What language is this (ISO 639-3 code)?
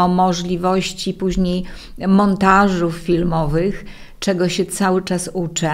pol